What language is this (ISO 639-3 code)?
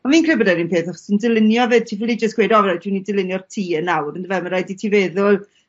cym